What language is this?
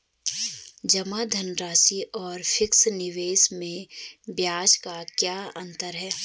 Hindi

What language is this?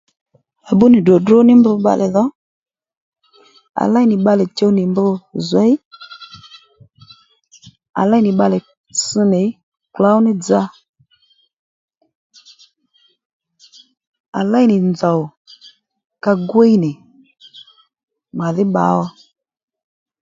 Lendu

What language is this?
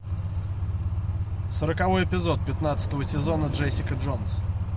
Russian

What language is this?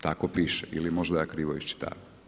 Croatian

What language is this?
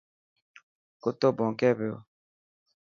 Dhatki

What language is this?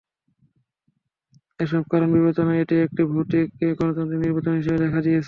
Bangla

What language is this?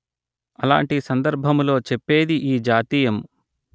Telugu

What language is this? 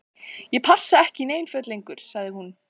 Icelandic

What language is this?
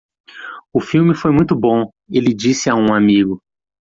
Portuguese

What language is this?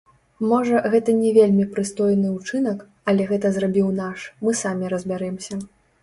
Belarusian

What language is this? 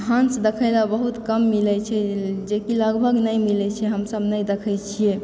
Maithili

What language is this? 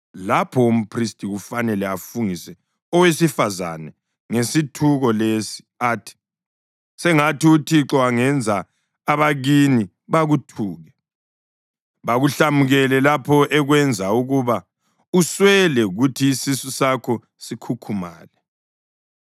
North Ndebele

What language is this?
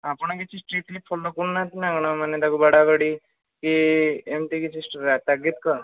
Odia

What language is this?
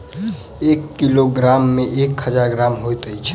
Maithili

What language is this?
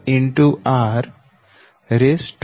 Gujarati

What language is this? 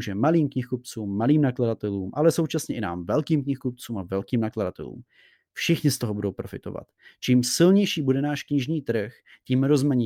Czech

